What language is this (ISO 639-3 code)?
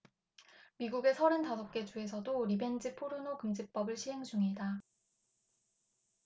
kor